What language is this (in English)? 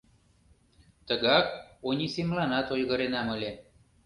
Mari